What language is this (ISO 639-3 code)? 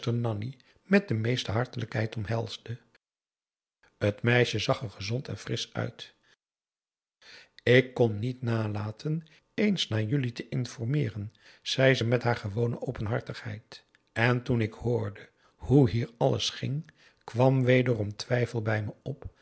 nld